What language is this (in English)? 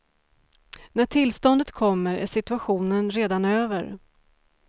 Swedish